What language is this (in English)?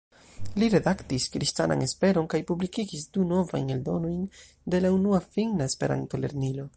Esperanto